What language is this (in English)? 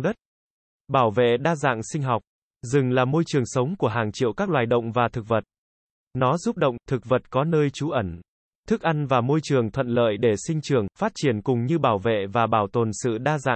Vietnamese